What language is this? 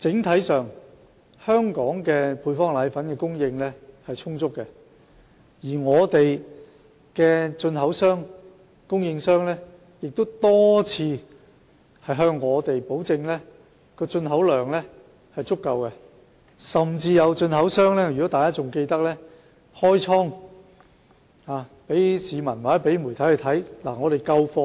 Cantonese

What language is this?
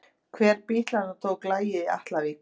Icelandic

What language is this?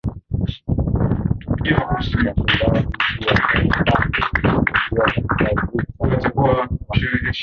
Swahili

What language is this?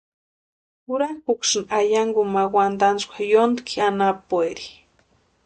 Western Highland Purepecha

